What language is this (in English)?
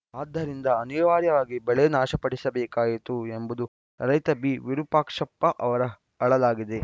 Kannada